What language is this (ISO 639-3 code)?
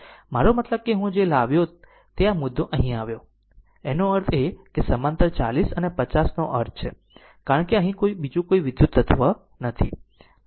guj